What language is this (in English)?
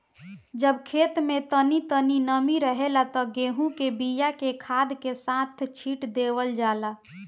Bhojpuri